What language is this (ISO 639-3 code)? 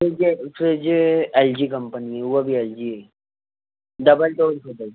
snd